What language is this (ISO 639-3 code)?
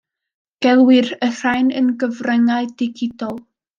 cym